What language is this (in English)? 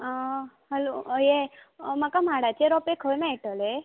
Konkani